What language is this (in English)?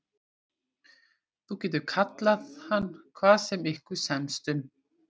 Icelandic